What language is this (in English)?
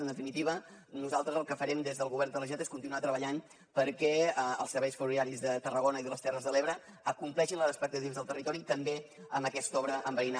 Catalan